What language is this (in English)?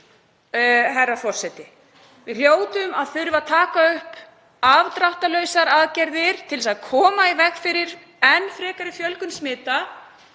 Icelandic